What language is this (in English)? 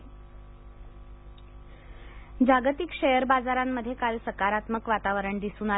Marathi